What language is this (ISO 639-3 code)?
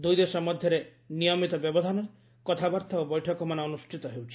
ori